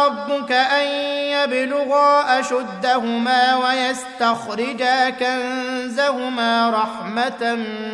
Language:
Arabic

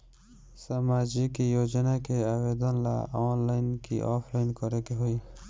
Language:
Bhojpuri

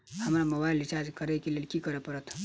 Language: Maithili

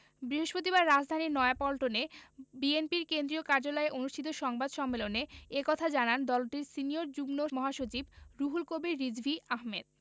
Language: Bangla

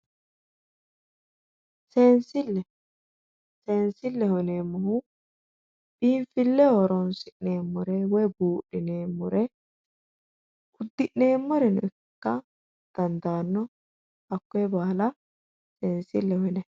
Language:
Sidamo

